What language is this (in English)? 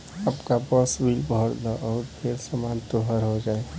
Bhojpuri